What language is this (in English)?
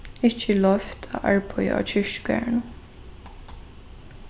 Faroese